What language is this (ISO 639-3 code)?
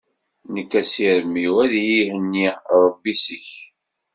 kab